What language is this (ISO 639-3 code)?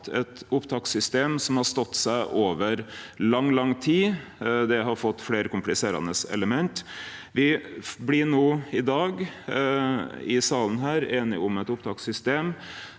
nor